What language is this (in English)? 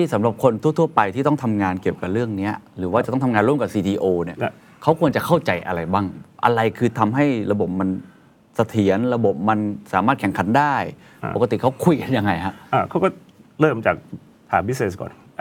Thai